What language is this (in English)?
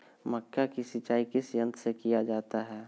Magahi